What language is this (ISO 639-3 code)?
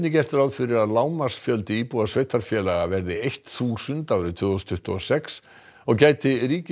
isl